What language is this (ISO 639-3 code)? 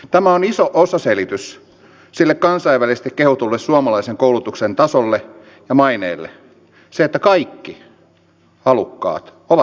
fin